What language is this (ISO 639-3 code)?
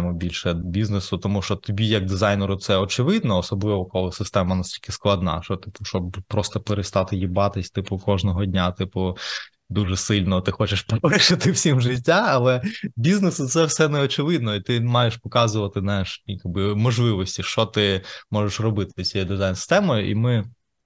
ukr